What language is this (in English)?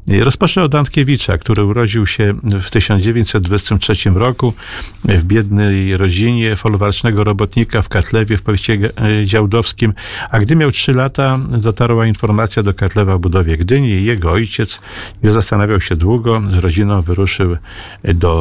Polish